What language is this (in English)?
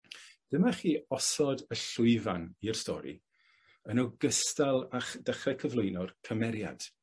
Welsh